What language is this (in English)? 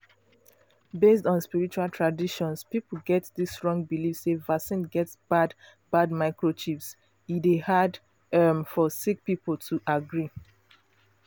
Nigerian Pidgin